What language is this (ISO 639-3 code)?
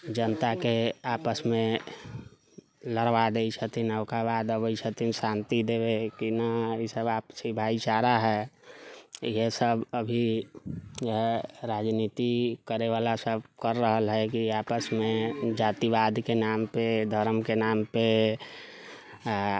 mai